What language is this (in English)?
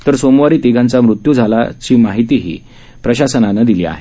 Marathi